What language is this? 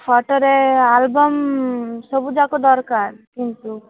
Odia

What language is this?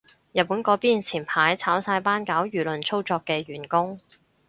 Cantonese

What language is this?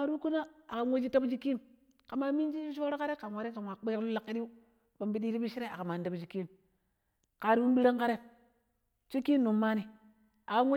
Pero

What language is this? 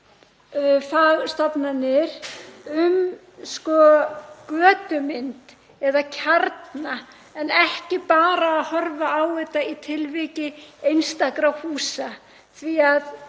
Icelandic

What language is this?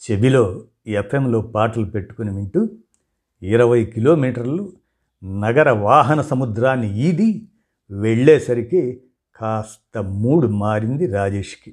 Telugu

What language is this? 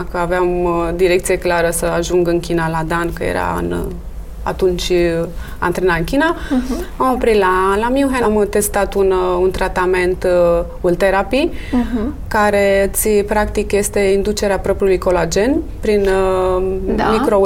Romanian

